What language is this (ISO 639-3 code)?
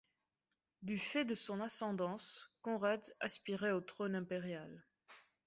fra